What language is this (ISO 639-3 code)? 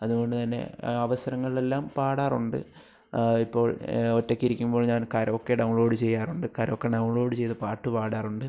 mal